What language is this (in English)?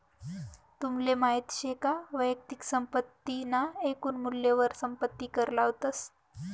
Marathi